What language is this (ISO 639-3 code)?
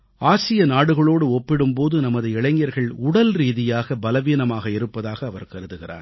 tam